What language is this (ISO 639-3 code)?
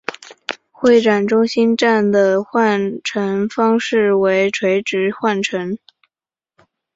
zho